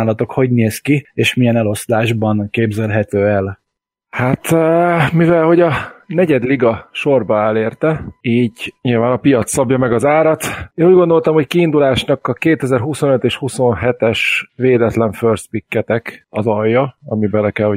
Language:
Hungarian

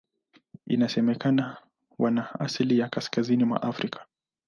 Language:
Swahili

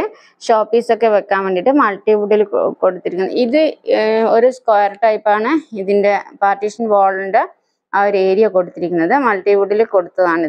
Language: Malayalam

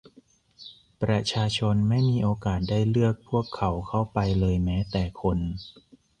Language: Thai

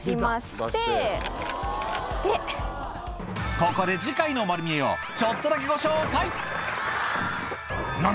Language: Japanese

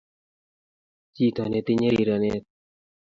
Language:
Kalenjin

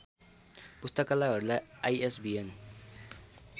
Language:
Nepali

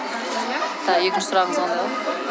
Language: Kazakh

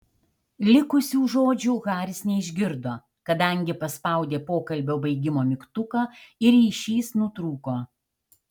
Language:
Lithuanian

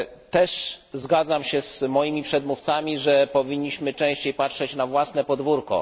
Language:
Polish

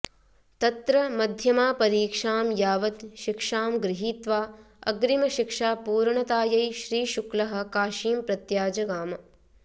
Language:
Sanskrit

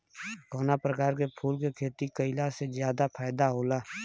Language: Bhojpuri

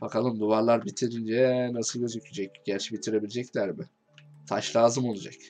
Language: Turkish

